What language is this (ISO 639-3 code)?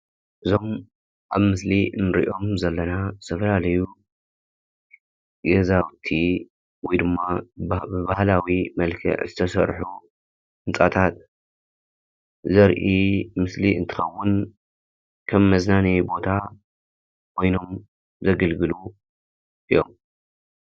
tir